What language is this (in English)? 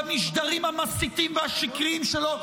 Hebrew